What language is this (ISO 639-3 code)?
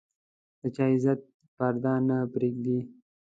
pus